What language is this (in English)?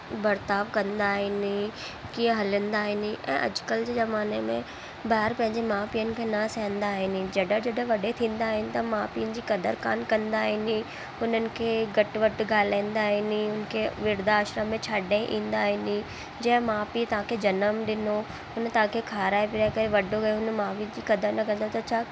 Sindhi